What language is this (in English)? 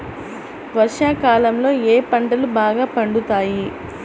Telugu